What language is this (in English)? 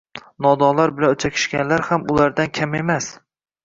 Uzbek